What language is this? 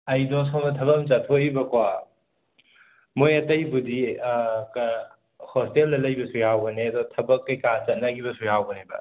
Manipuri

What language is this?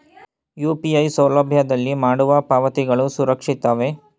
Kannada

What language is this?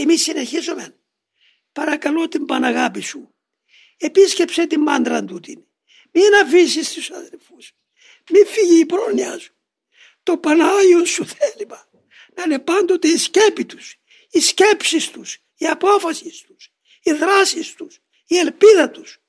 Greek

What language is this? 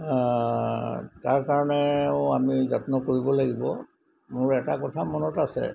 Assamese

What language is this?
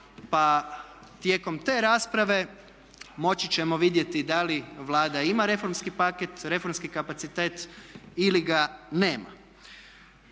Croatian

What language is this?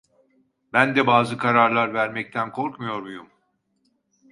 Turkish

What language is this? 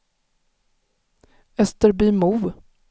Swedish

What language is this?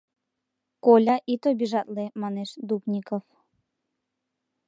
Mari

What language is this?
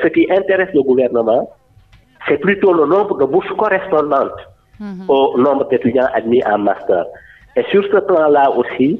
French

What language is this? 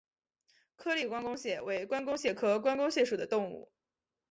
Chinese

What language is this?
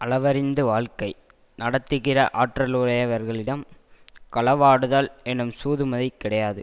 Tamil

